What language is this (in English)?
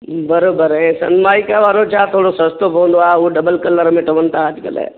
Sindhi